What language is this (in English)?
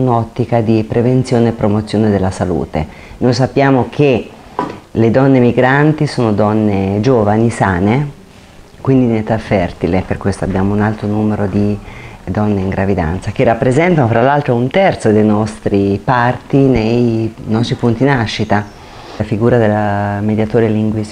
Italian